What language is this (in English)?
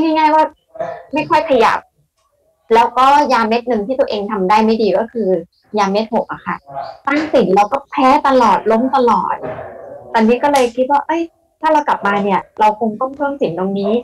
Thai